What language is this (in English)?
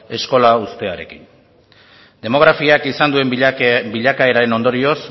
Basque